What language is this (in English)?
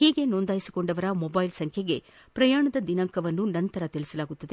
Kannada